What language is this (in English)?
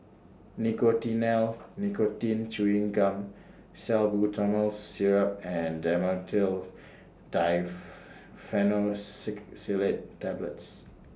English